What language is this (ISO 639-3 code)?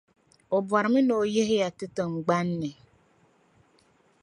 dag